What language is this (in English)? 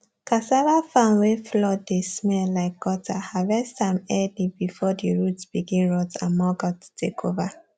Nigerian Pidgin